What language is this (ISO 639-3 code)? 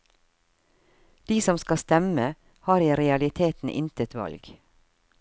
nor